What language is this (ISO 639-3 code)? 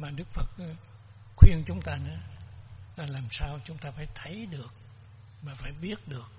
vie